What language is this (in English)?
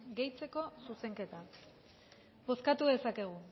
Basque